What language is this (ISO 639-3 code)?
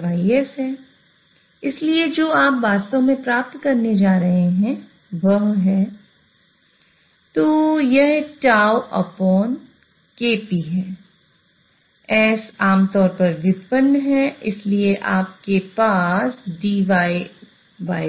hin